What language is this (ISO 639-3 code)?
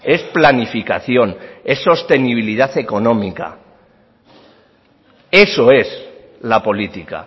spa